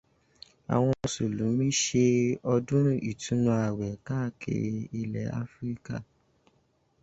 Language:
Yoruba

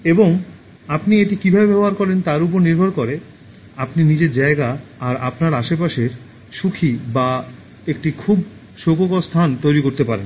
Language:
Bangla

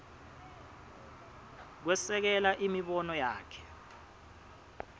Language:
Swati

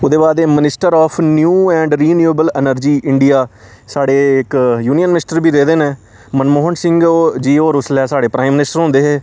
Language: Dogri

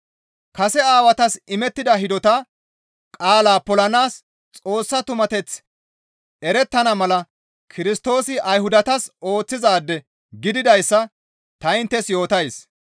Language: Gamo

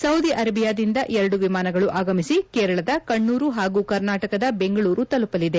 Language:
Kannada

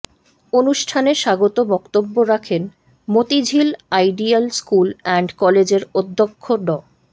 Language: Bangla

